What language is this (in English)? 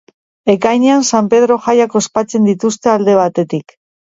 Basque